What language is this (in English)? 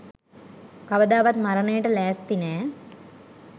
Sinhala